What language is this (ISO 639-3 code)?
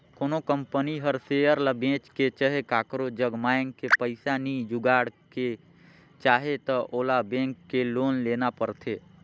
hne